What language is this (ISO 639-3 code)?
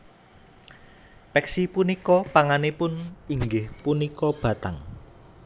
jav